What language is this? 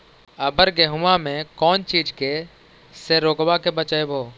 Magahi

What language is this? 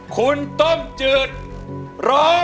Thai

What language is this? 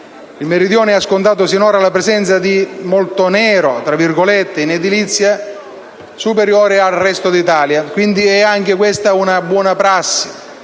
Italian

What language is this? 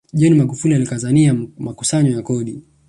Swahili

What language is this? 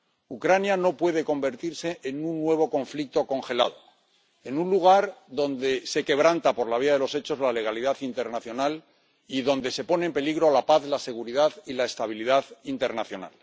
Spanish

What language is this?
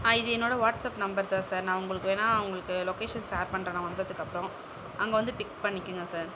Tamil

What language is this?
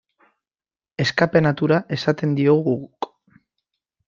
Basque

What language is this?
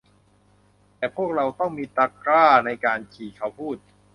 Thai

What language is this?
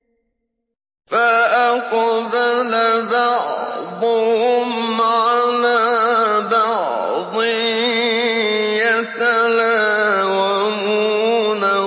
Arabic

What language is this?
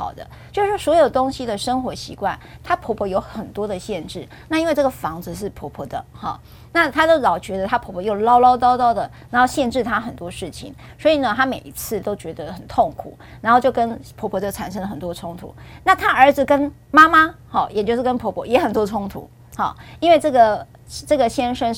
Chinese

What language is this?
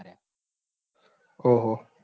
Gujarati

